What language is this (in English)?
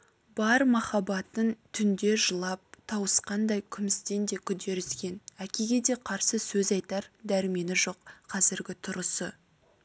Kazakh